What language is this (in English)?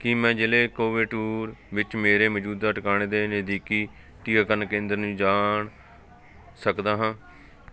Punjabi